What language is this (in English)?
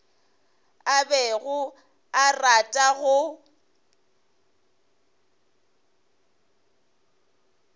Northern Sotho